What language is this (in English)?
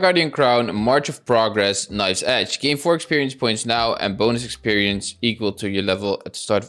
English